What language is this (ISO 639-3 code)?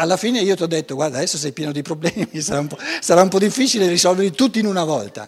ita